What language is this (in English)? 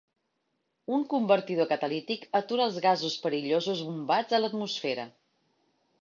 Catalan